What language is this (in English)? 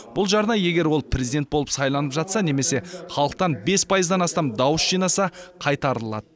Kazakh